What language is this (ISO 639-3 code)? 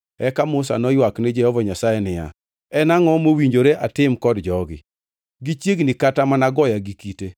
luo